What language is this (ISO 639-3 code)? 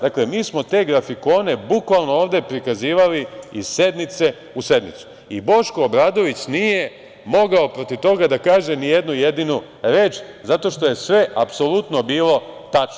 srp